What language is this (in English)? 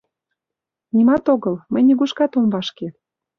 Mari